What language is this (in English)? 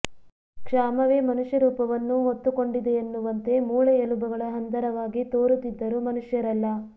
Kannada